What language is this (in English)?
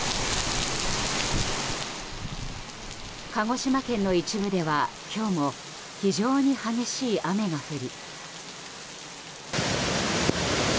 Japanese